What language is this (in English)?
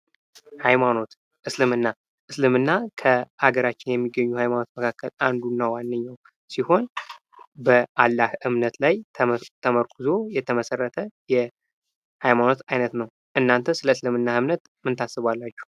Amharic